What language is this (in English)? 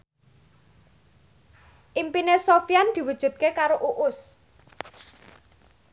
Javanese